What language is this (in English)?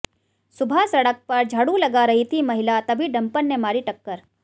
Hindi